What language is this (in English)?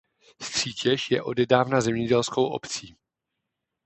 Czech